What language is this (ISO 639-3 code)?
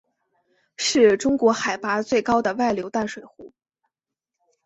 zho